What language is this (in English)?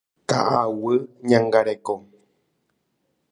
Guarani